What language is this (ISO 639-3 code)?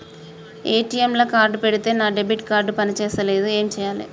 tel